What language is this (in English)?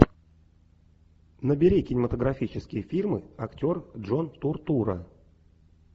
Russian